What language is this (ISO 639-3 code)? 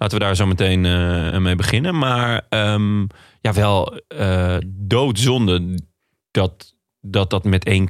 nld